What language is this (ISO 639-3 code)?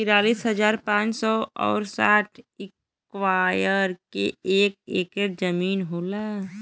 bho